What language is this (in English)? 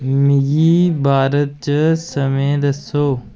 Dogri